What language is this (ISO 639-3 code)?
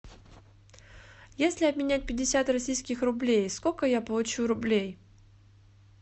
rus